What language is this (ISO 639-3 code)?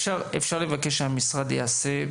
heb